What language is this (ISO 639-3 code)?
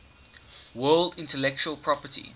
eng